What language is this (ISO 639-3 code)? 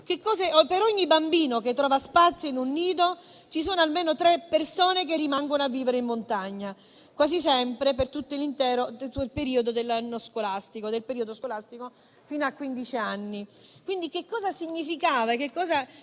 ita